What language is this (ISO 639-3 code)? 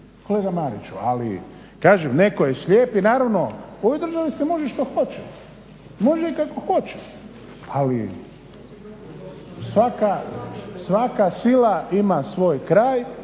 hrv